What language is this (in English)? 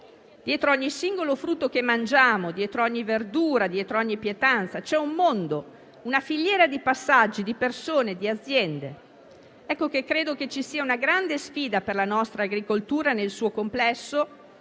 Italian